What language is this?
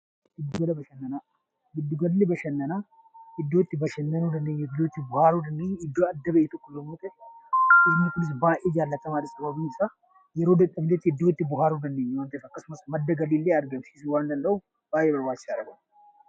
Oromo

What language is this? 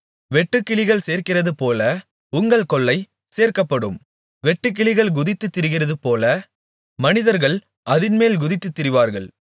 Tamil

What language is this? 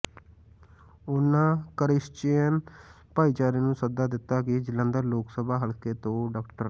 Punjabi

